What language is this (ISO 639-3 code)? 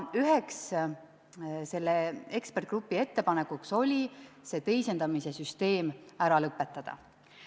est